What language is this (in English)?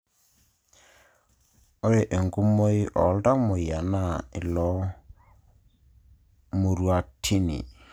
Masai